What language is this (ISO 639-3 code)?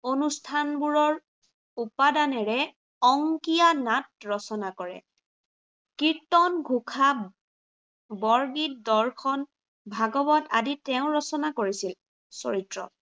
asm